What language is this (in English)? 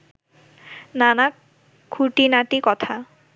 Bangla